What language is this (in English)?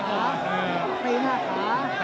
Thai